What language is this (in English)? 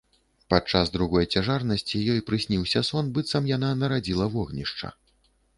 Belarusian